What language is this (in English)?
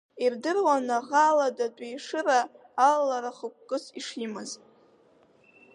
Abkhazian